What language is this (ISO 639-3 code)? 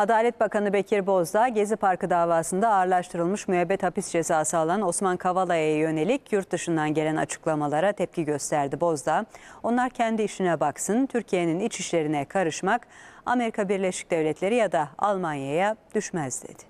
tur